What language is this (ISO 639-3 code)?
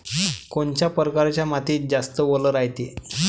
mar